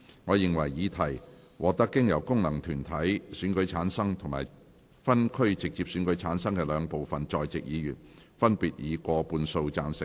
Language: Cantonese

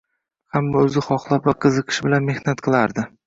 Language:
Uzbek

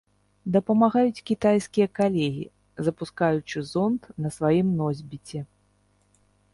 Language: Belarusian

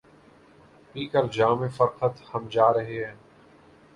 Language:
Urdu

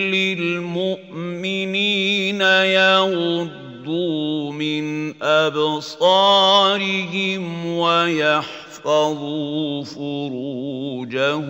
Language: Arabic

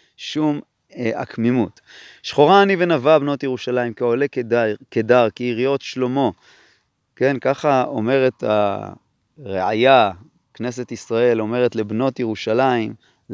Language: Hebrew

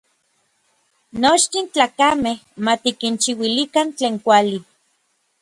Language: Orizaba Nahuatl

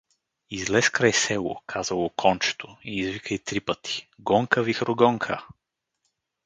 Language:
Bulgarian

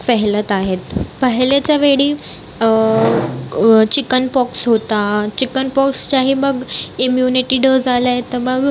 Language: Marathi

